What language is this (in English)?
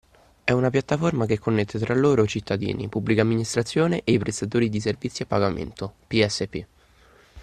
Italian